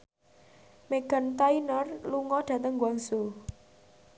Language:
Javanese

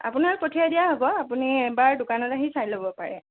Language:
Assamese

